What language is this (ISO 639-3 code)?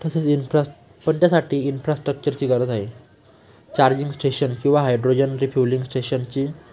mar